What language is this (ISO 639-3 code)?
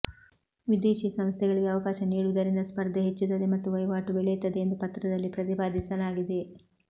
kan